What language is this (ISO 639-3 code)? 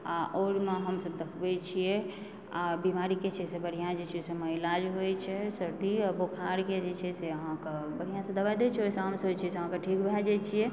mai